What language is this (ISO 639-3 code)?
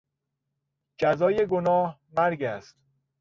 fas